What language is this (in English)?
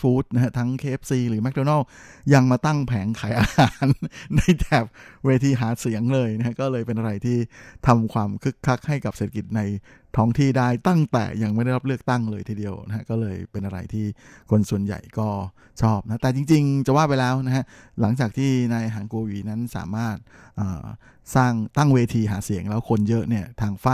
Thai